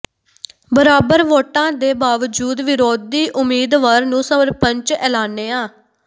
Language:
Punjabi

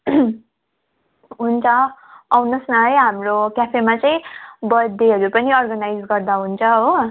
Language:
Nepali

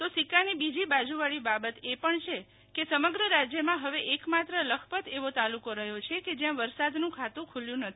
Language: Gujarati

